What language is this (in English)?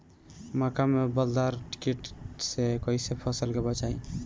Bhojpuri